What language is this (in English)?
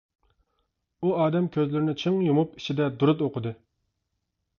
Uyghur